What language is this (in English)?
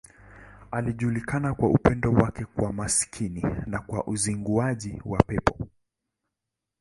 Swahili